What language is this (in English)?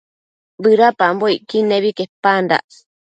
Matsés